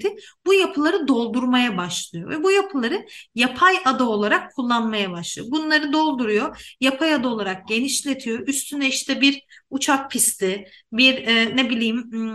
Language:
Turkish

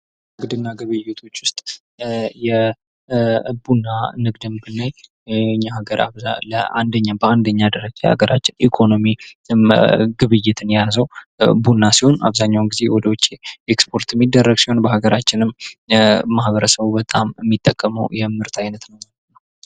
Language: Amharic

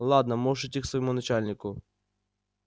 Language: Russian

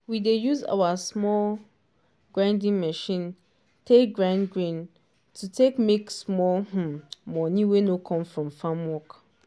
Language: Nigerian Pidgin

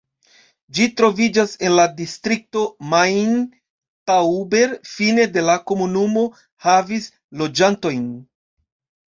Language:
Esperanto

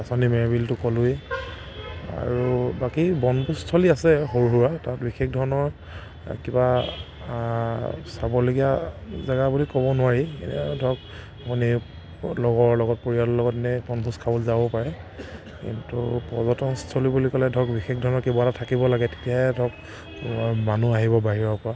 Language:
Assamese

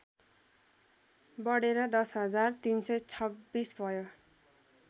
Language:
Nepali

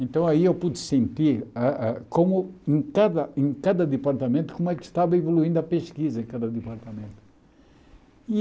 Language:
Portuguese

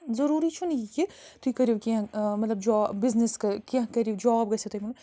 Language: Kashmiri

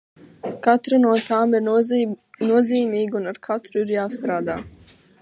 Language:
Latvian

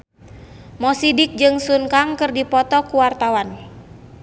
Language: Sundanese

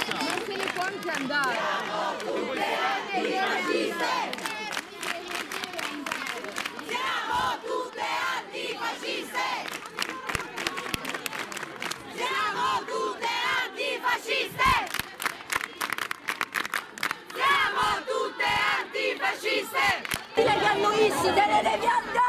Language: Italian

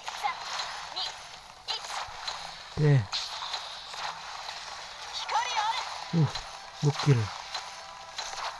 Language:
Indonesian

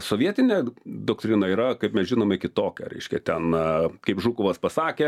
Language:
Lithuanian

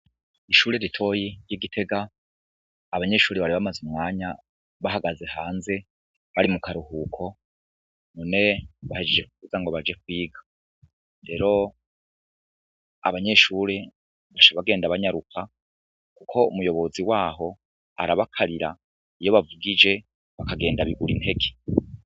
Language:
Rundi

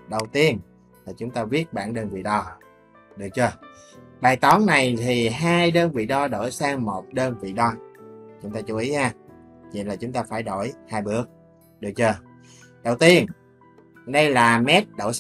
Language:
Vietnamese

